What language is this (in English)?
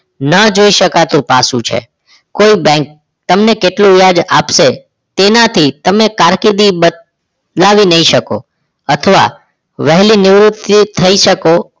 Gujarati